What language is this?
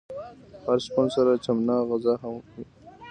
Pashto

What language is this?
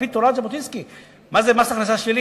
Hebrew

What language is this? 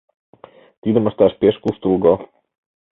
Mari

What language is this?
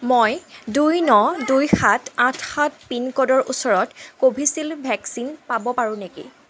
Assamese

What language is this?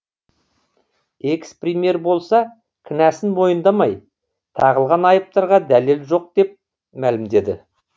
Kazakh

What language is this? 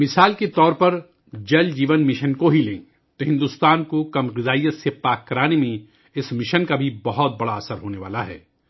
Urdu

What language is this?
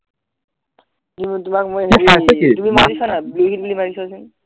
Assamese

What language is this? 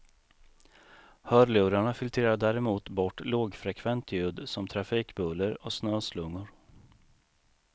Swedish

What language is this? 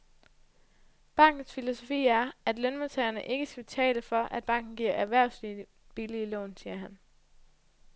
Danish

